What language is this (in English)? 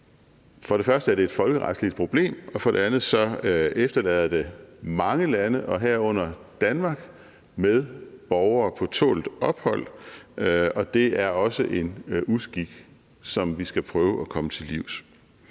Danish